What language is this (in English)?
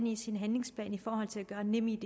Danish